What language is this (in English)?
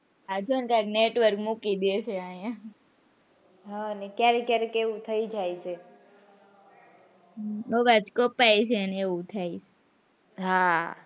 Gujarati